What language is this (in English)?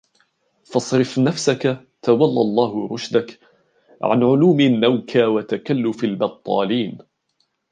Arabic